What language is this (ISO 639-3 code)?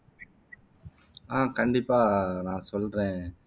tam